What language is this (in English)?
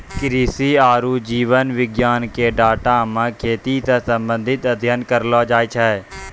Maithili